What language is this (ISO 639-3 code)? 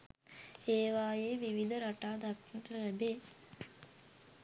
sin